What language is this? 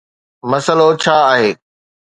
Sindhi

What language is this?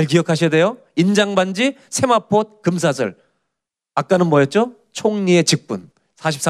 Korean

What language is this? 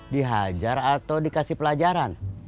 Indonesian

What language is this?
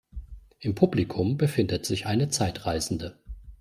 German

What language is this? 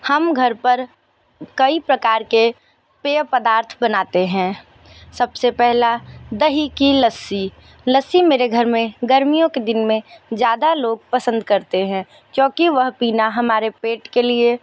Hindi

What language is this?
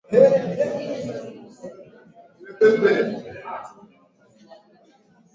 Swahili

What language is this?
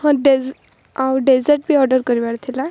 Odia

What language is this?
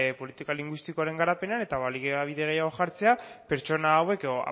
Basque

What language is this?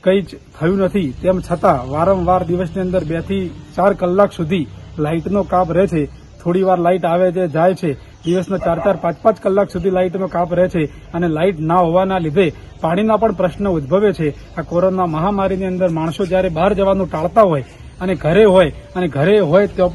Turkish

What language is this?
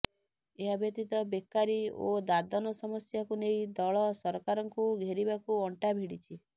Odia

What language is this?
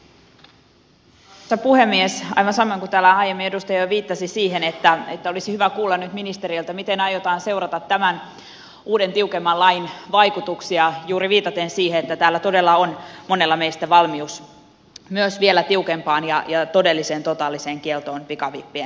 Finnish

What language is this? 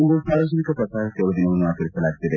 Kannada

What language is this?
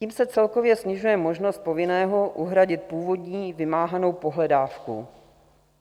Czech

